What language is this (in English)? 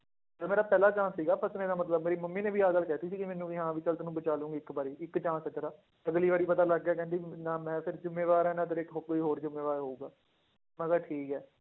Punjabi